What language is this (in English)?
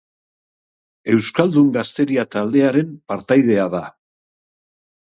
Basque